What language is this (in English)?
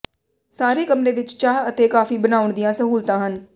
Punjabi